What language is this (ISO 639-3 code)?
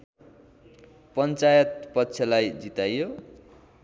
nep